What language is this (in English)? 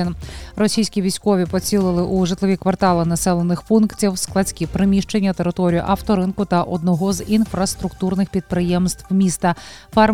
Ukrainian